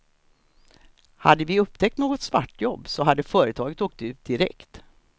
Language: Swedish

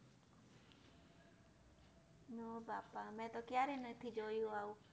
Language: Gujarati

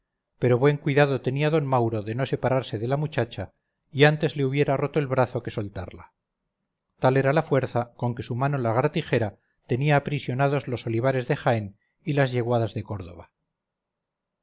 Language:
Spanish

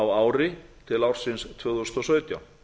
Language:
Icelandic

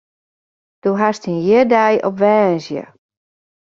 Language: Western Frisian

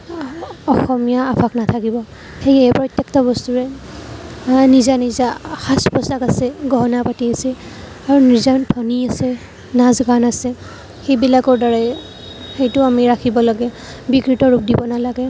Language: Assamese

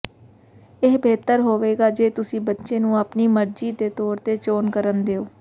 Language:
Punjabi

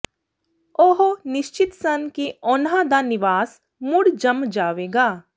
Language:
Punjabi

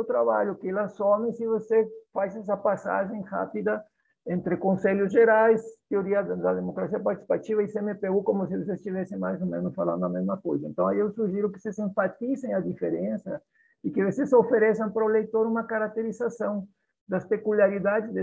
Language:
Portuguese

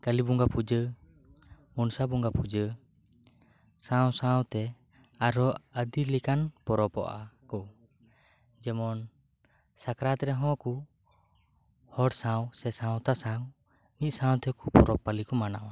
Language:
Santali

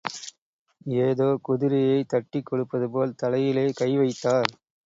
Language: Tamil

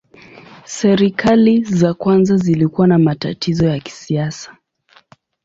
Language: Swahili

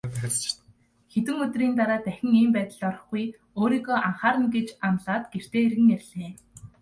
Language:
Mongolian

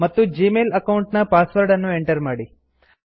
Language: Kannada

